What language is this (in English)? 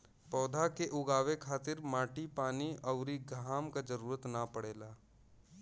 Bhojpuri